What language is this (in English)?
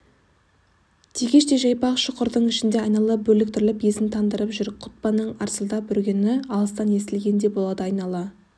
Kazakh